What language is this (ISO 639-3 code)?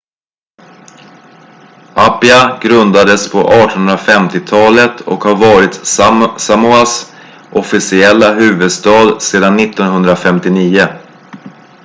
swe